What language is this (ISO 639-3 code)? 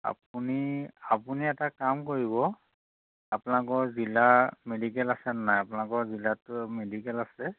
asm